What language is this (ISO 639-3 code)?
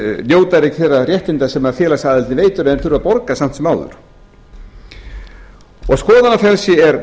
isl